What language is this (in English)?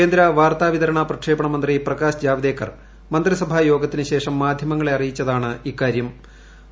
Malayalam